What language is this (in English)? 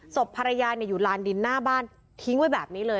Thai